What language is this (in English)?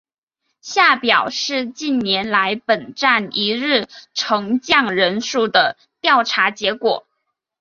Chinese